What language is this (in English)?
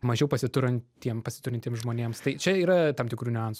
Lithuanian